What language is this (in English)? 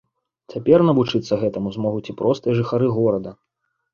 Belarusian